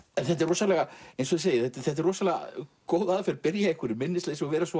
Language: Icelandic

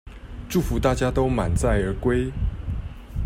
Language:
Chinese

